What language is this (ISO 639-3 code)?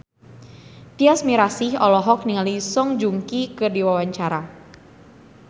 sun